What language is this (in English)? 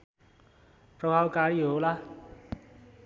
Nepali